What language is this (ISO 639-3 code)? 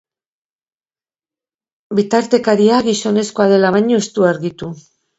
eus